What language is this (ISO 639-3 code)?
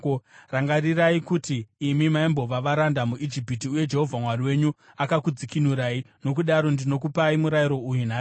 sna